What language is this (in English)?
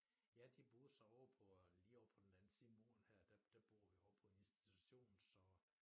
Danish